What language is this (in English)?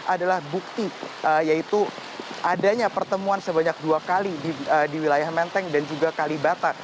Indonesian